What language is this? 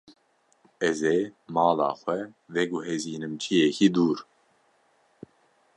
Kurdish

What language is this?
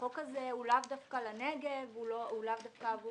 Hebrew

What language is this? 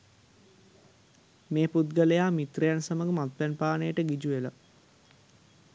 Sinhala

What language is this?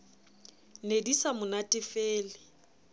Southern Sotho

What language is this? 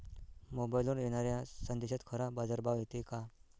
Marathi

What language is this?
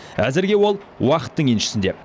Kazakh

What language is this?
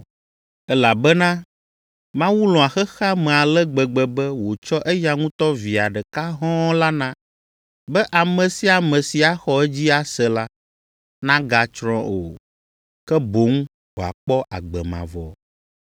Ewe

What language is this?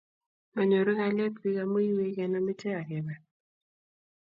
Kalenjin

